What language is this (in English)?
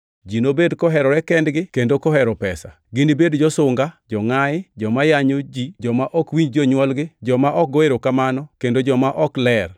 Luo (Kenya and Tanzania)